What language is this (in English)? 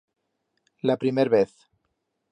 Aragonese